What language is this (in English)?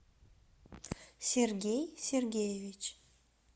Russian